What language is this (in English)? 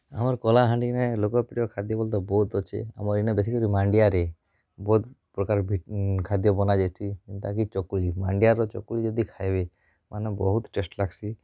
Odia